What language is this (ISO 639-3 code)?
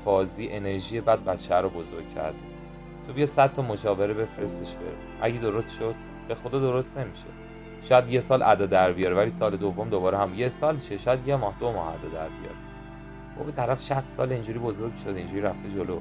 fas